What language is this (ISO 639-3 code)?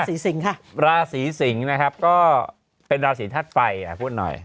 tha